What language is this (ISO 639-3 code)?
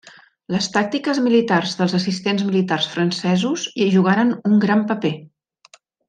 cat